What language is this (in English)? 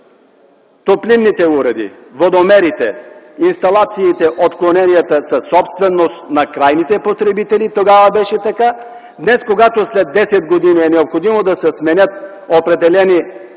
Bulgarian